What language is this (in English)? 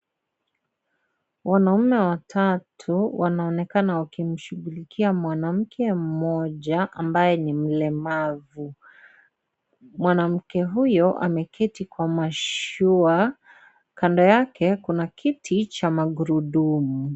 Swahili